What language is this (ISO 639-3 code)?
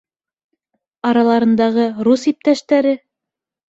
bak